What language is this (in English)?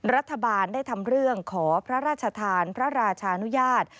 Thai